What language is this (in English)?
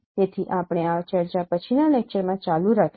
Gujarati